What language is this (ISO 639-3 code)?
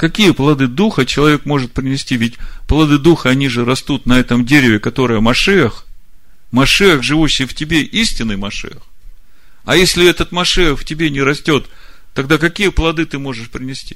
rus